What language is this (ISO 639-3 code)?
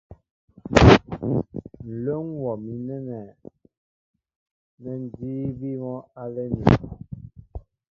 mbo